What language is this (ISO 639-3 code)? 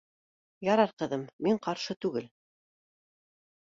bak